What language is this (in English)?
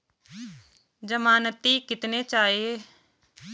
Hindi